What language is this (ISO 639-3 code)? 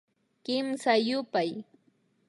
qvi